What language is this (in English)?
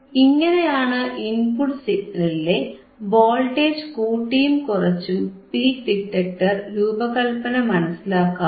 Malayalam